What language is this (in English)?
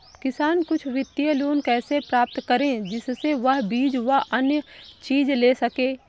Hindi